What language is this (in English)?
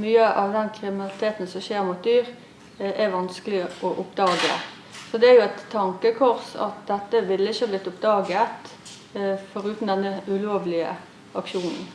Norwegian